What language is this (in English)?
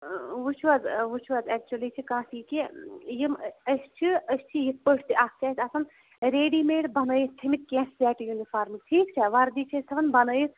Kashmiri